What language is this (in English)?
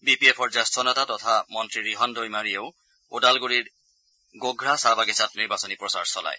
Assamese